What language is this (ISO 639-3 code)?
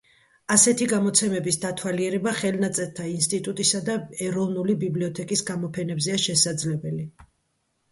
kat